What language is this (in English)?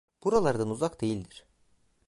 Turkish